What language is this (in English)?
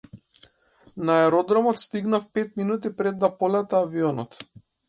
Macedonian